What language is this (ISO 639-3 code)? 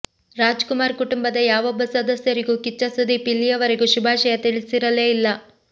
kan